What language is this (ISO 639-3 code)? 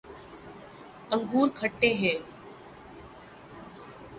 urd